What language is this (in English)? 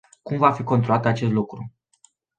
Romanian